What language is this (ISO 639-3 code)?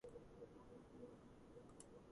kat